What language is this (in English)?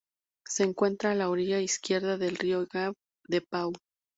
Spanish